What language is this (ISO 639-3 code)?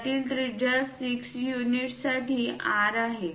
mar